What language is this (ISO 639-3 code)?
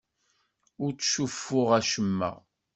kab